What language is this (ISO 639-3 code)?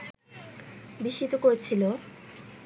ben